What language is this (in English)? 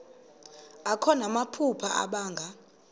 Xhosa